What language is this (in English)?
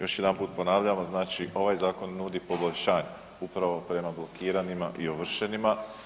Croatian